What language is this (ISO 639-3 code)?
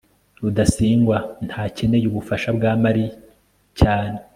kin